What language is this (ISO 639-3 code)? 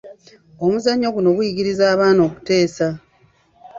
lug